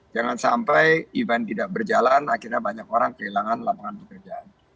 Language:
Indonesian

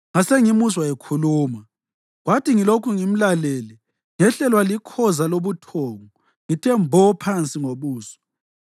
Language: North Ndebele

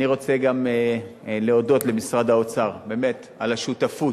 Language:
Hebrew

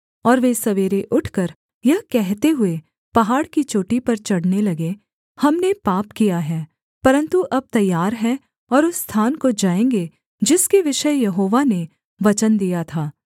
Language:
Hindi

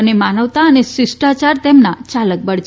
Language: Gujarati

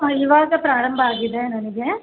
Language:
Kannada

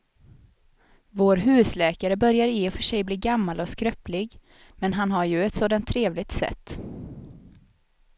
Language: Swedish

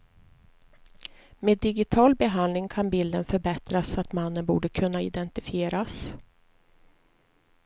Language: Swedish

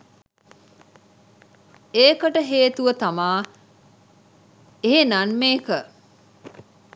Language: Sinhala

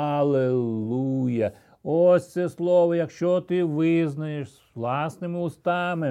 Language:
Ukrainian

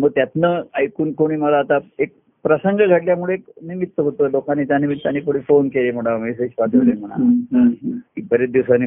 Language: Marathi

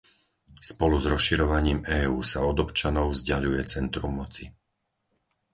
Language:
Slovak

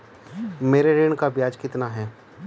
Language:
Hindi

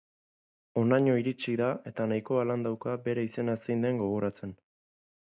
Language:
Basque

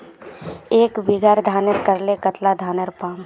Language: Magahi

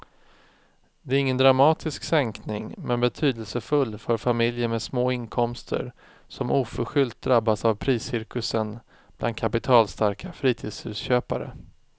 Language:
Swedish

